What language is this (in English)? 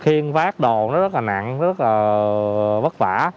Vietnamese